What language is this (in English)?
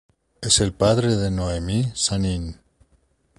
Spanish